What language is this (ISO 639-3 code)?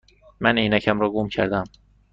fas